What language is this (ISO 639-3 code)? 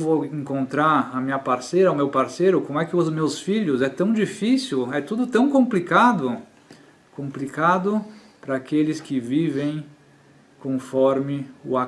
por